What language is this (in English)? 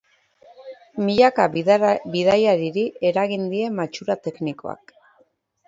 Basque